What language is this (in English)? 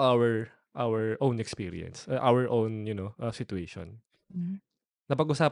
Filipino